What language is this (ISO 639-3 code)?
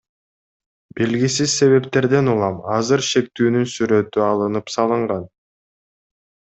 kir